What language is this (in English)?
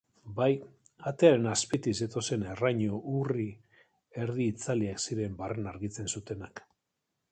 Basque